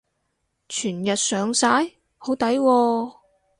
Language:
Cantonese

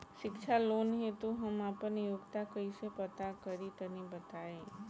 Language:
Bhojpuri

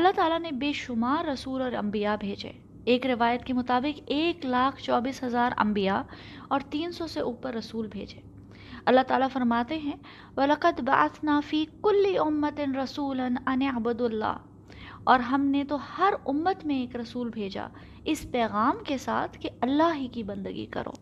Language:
Urdu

